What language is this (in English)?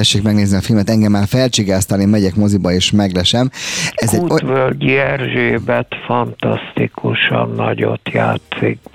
Hungarian